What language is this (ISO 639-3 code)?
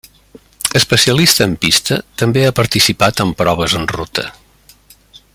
cat